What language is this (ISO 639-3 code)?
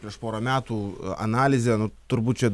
lit